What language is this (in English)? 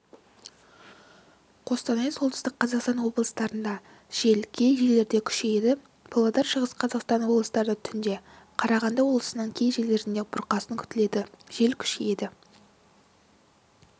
Kazakh